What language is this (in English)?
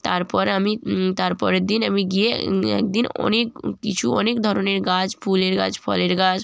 Bangla